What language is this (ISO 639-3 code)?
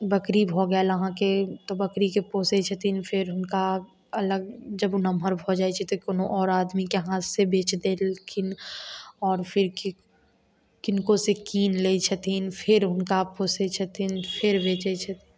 mai